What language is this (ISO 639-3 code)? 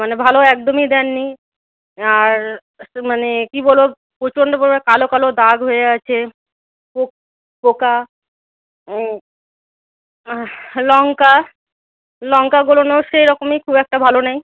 ben